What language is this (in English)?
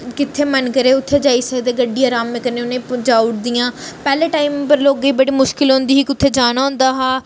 Dogri